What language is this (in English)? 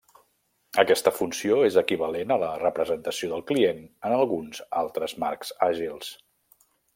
Catalan